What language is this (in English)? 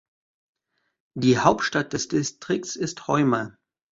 German